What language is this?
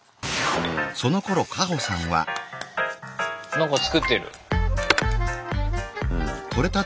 Japanese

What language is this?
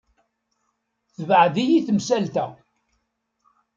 Kabyle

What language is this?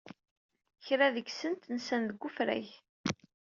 Kabyle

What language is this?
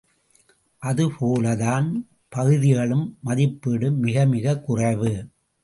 Tamil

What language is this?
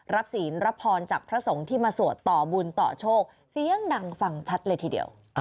Thai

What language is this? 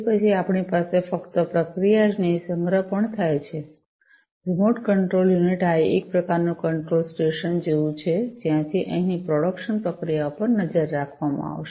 Gujarati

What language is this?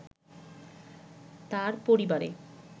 Bangla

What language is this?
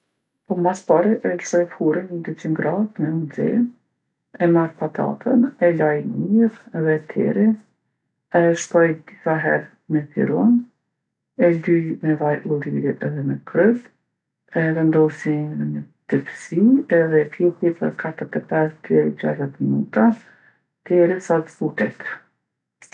Gheg Albanian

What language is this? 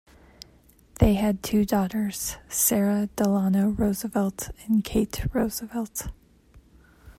English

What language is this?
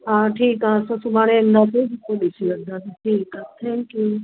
Sindhi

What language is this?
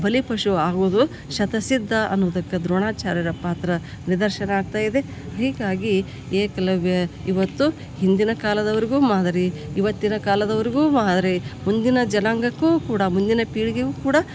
Kannada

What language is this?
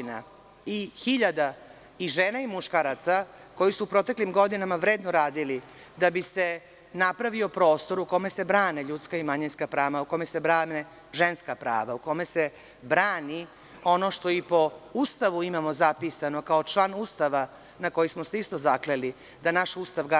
Serbian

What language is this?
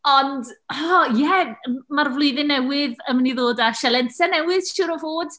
Welsh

